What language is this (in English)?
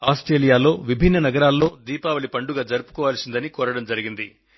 Telugu